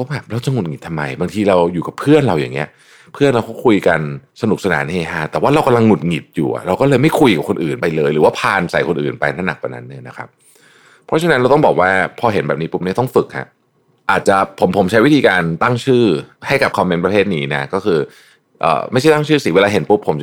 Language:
Thai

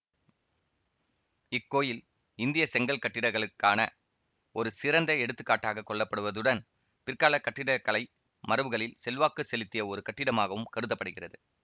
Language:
Tamil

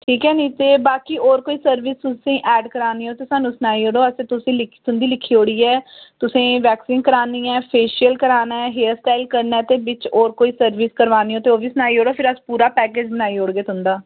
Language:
Dogri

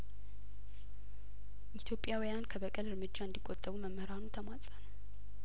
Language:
Amharic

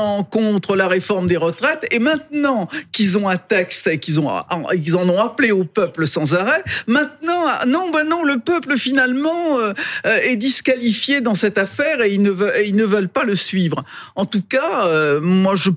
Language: French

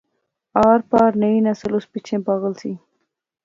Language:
Pahari-Potwari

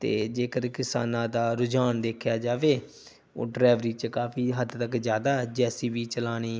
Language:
Punjabi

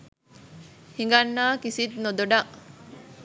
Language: Sinhala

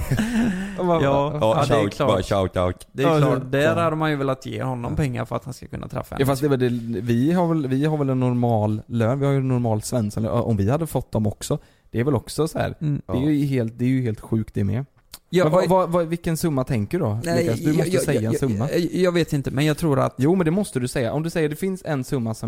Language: Swedish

